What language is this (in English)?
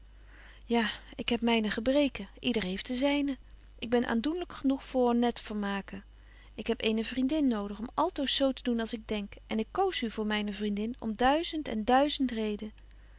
Dutch